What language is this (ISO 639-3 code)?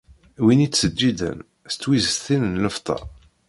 kab